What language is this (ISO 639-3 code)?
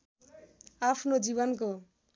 nep